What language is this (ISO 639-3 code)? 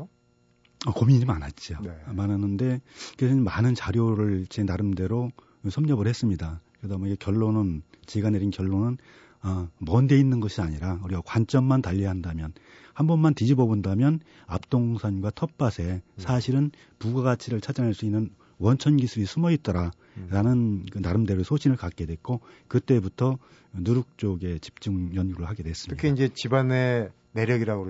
kor